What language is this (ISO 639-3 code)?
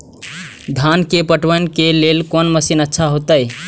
mai